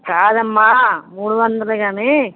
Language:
Telugu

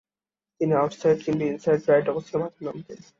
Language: Bangla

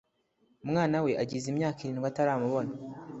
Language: Kinyarwanda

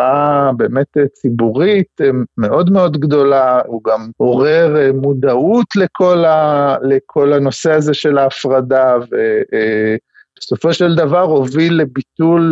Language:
Hebrew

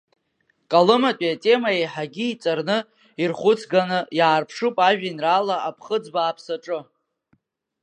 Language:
Abkhazian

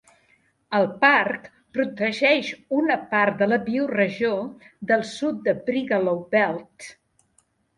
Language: Catalan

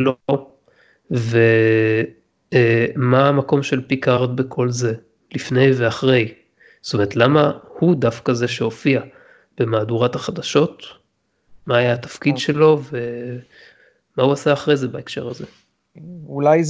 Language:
Hebrew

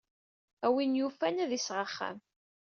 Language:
Kabyle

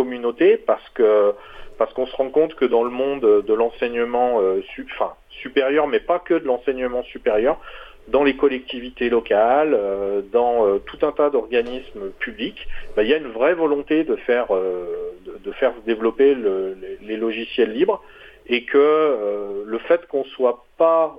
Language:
French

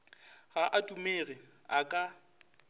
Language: Northern Sotho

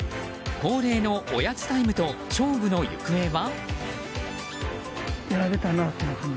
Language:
Japanese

